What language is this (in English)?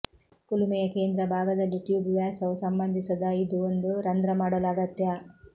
Kannada